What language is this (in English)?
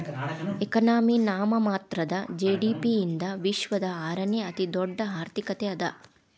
Kannada